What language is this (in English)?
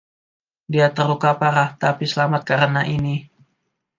Indonesian